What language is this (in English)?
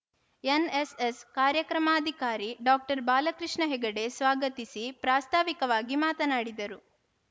Kannada